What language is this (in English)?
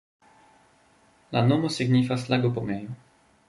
Esperanto